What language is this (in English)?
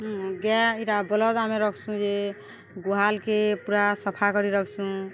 Odia